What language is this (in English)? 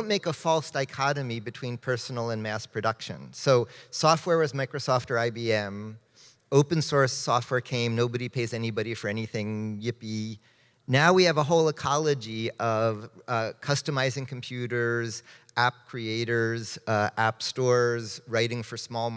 English